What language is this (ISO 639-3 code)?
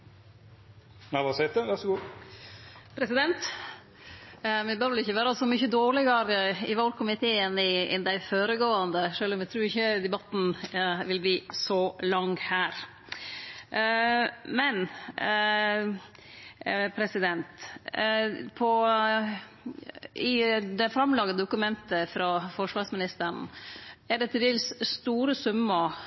nno